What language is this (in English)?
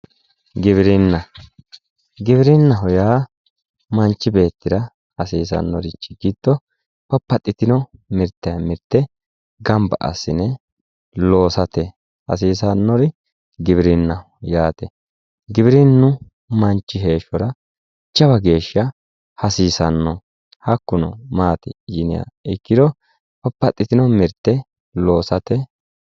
Sidamo